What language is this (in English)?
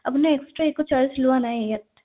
Assamese